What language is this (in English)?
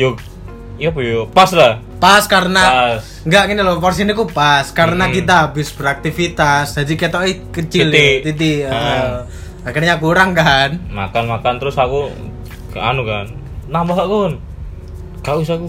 Indonesian